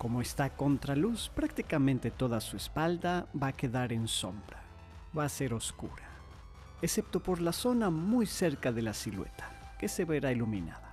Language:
Spanish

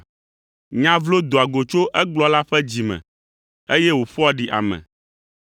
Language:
Ewe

